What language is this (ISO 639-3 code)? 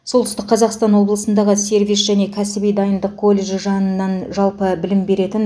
kaz